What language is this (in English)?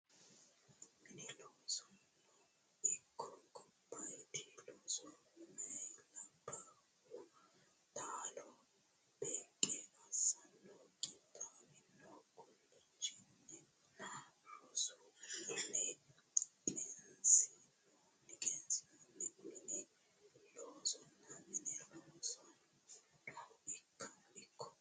Sidamo